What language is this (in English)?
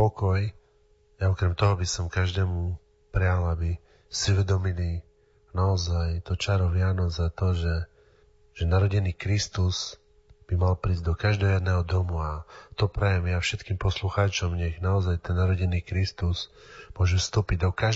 Slovak